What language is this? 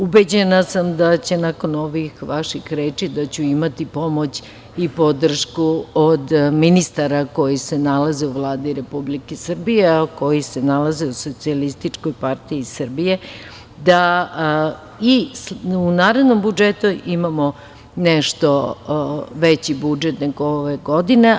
Serbian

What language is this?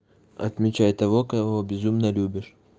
Russian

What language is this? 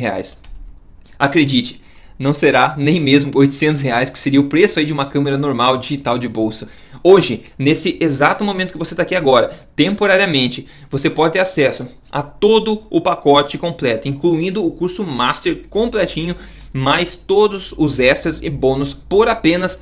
Portuguese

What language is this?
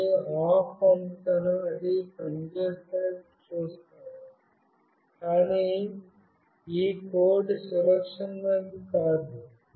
Telugu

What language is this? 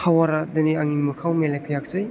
Bodo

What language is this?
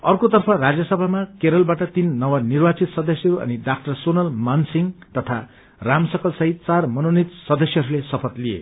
Nepali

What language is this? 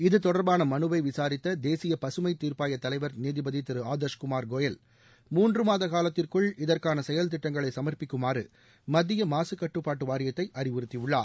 Tamil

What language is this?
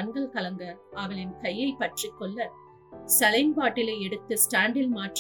Tamil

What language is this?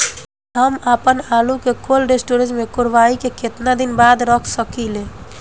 Bhojpuri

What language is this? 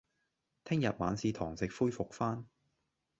Cantonese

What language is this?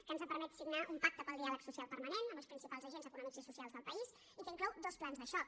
Catalan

